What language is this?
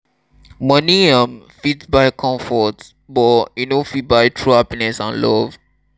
Nigerian Pidgin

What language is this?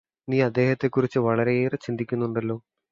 Malayalam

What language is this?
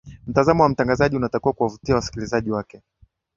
Swahili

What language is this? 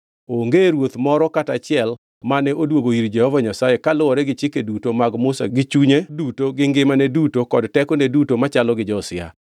Luo (Kenya and Tanzania)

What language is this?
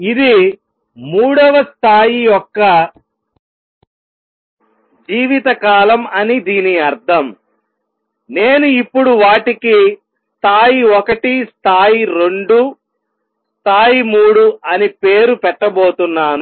Telugu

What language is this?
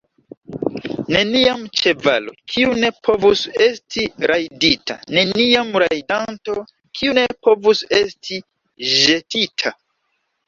Esperanto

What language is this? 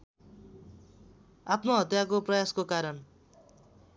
Nepali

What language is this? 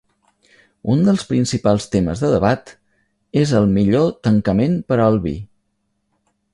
Catalan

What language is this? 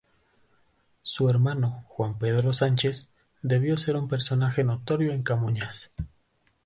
Spanish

